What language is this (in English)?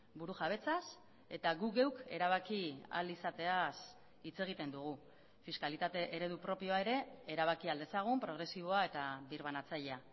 Basque